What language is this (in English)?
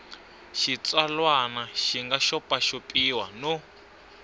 Tsonga